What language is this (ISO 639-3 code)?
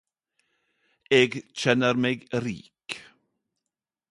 nno